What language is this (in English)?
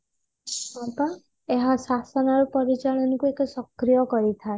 Odia